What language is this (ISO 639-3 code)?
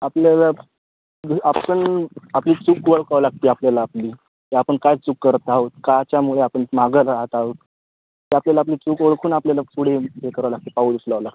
mar